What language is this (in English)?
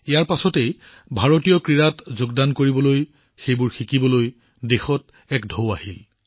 Assamese